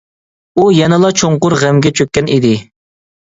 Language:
Uyghur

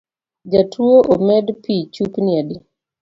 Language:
Luo (Kenya and Tanzania)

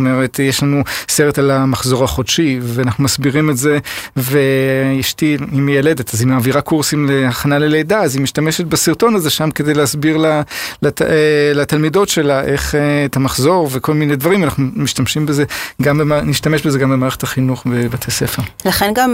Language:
Hebrew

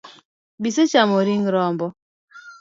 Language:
Luo (Kenya and Tanzania)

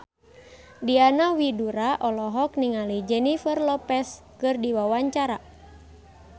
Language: Sundanese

